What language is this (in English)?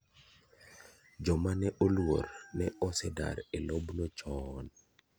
Luo (Kenya and Tanzania)